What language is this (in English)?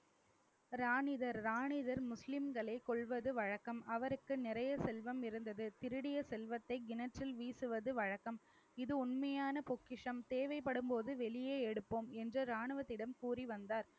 Tamil